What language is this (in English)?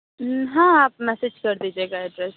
Urdu